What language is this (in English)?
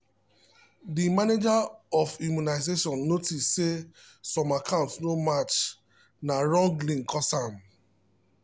Nigerian Pidgin